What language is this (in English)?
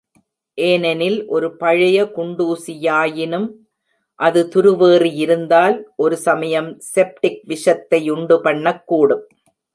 Tamil